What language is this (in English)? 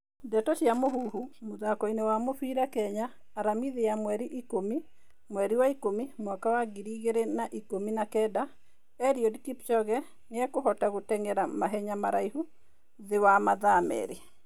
Kikuyu